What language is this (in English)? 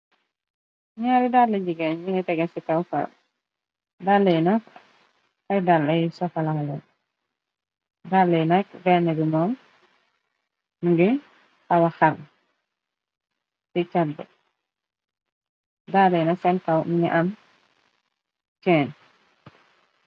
Wolof